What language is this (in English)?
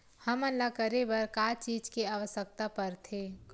Chhattisgarhi